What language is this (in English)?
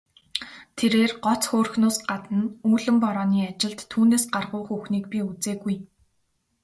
Mongolian